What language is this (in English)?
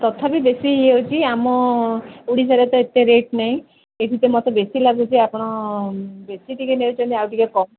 Odia